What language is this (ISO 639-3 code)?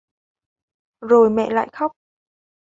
vie